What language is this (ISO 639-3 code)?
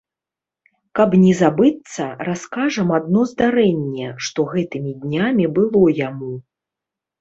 bel